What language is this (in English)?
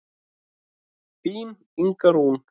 Icelandic